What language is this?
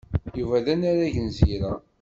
Kabyle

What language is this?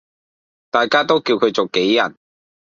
Cantonese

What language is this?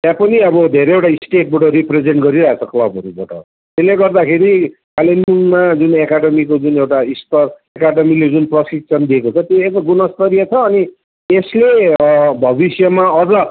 Nepali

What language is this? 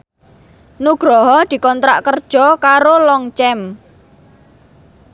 Javanese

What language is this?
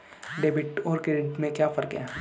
Hindi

